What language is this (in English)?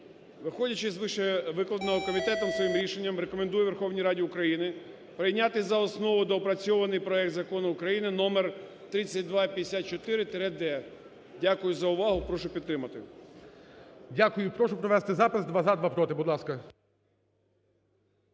Ukrainian